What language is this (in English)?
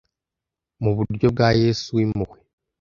Kinyarwanda